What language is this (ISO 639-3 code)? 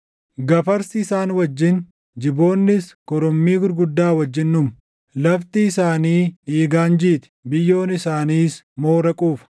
orm